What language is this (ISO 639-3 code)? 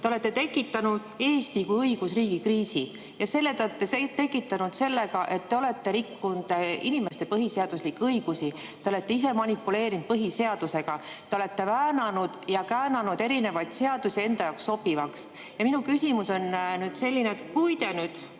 est